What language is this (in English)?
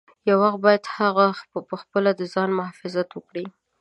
Pashto